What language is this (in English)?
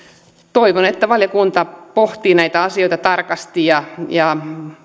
Finnish